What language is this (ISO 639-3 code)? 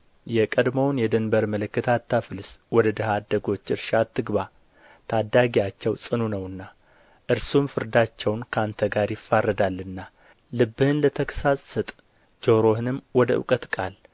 amh